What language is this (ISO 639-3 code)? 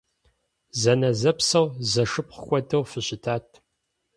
kbd